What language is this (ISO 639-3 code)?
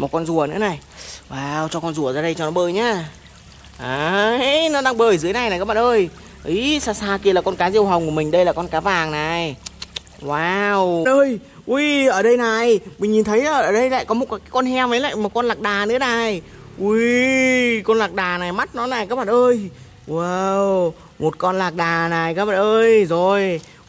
vie